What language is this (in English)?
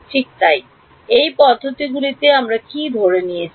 Bangla